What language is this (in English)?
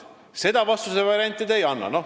Estonian